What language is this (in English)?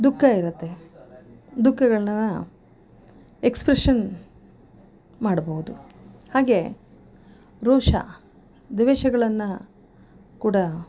Kannada